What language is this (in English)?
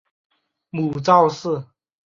Chinese